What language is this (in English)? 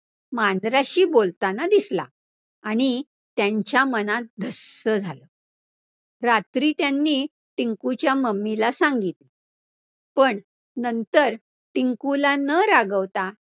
Marathi